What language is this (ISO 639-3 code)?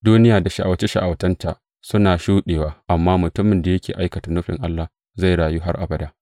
hau